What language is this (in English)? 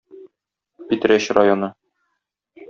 Tatar